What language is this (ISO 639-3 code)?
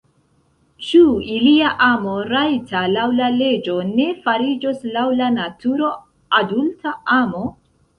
epo